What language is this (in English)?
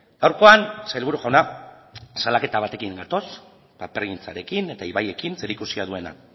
Basque